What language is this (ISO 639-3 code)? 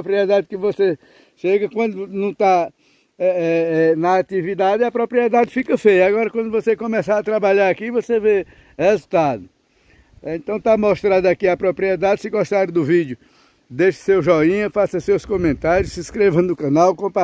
por